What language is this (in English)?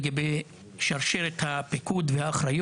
Hebrew